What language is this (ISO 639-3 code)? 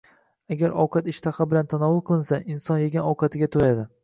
uzb